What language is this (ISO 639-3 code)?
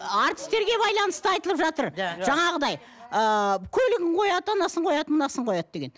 kaz